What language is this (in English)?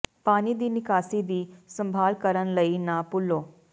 Punjabi